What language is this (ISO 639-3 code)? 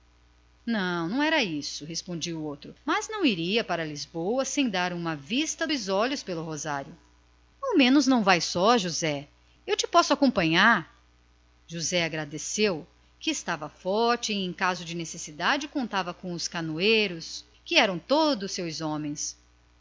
por